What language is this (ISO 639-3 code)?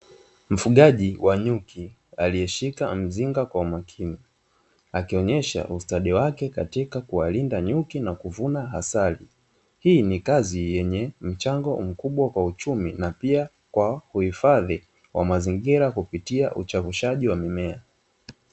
swa